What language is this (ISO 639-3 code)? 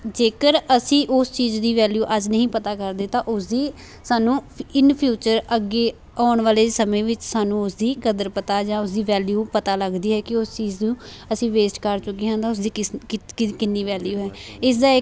pan